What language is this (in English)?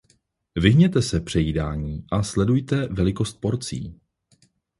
Czech